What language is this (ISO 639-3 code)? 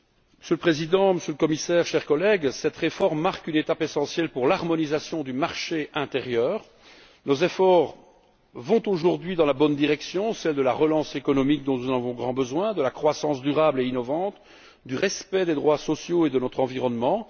fra